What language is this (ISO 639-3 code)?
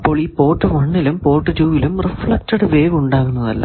mal